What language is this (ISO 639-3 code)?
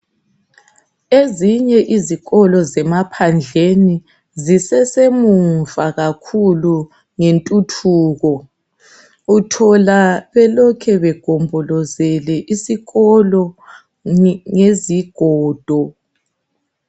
nde